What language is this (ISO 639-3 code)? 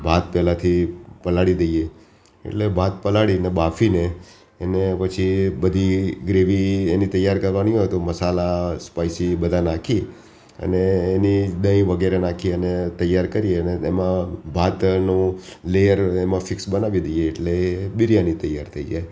guj